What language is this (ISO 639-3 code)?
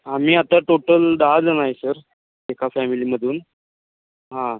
mar